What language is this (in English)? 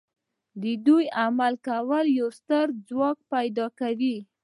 Pashto